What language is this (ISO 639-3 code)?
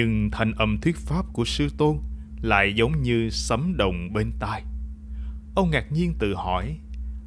vie